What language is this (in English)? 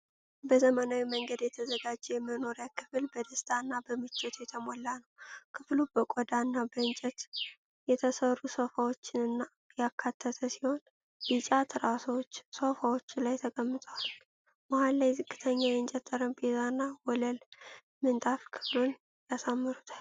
Amharic